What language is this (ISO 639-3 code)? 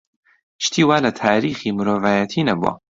ckb